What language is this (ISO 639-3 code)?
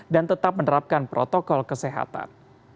ind